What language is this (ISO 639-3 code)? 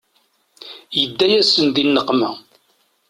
kab